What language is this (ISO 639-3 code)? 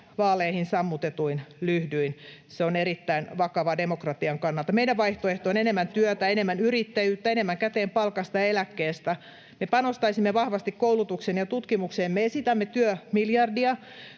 fin